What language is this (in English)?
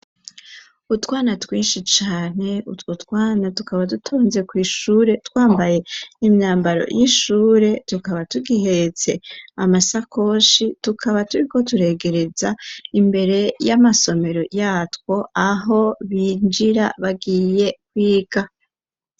Rundi